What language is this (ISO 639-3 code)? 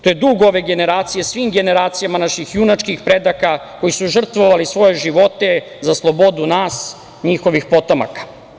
srp